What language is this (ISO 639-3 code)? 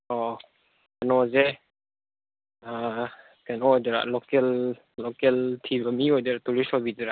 mni